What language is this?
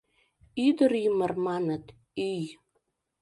Mari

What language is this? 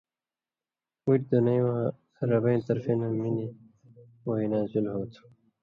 Indus Kohistani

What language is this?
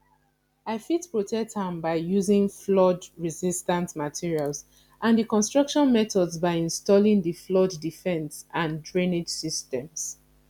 Nigerian Pidgin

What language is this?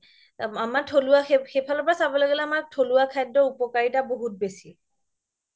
Assamese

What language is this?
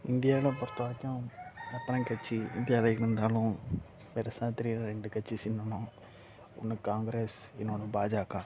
Tamil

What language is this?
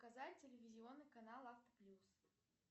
Russian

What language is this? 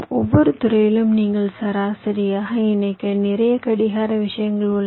Tamil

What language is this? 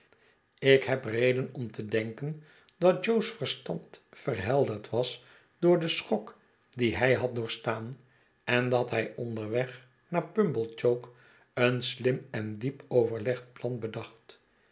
Dutch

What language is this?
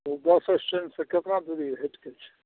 Maithili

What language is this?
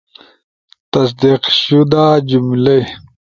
Ushojo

